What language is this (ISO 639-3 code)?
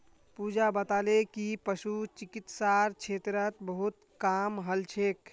mag